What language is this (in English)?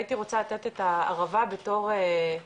Hebrew